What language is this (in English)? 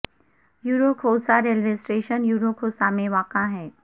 Urdu